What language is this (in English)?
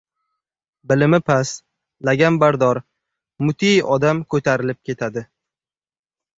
Uzbek